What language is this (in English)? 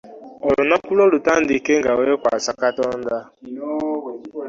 Ganda